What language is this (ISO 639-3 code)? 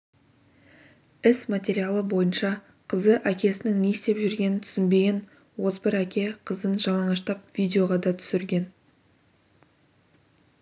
kaz